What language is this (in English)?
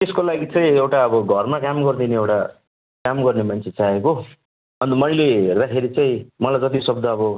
Nepali